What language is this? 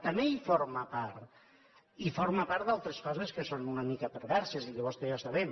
Catalan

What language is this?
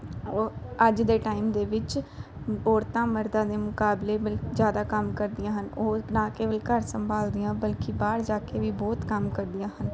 Punjabi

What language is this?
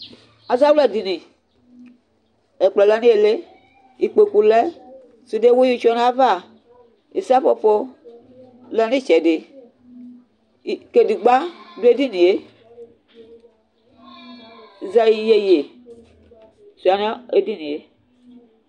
Ikposo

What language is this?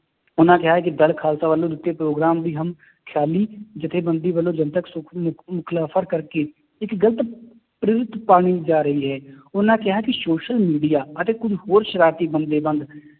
Punjabi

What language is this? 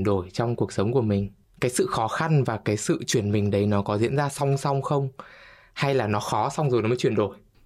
Vietnamese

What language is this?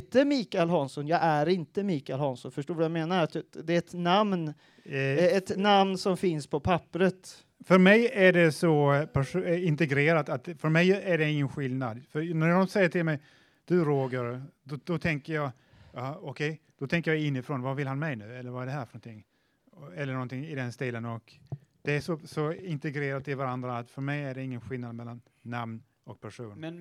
Swedish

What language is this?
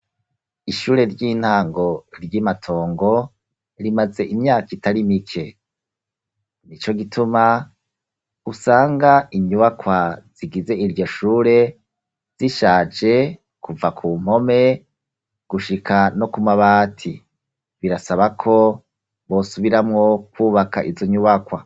Rundi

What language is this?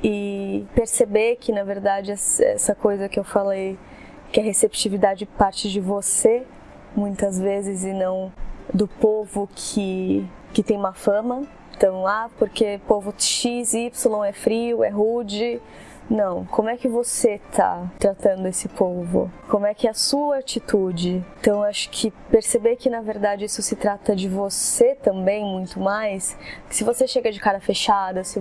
Portuguese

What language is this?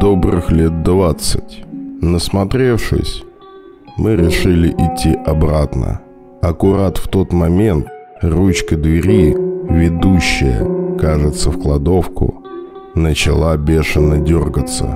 Russian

